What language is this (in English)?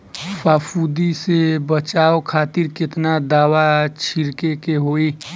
Bhojpuri